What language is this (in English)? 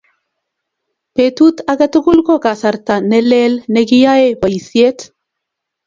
Kalenjin